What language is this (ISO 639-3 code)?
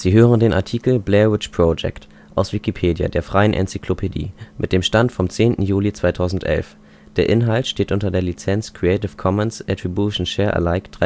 deu